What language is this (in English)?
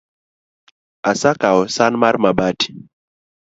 Luo (Kenya and Tanzania)